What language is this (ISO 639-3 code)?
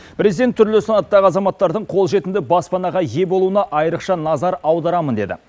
kaz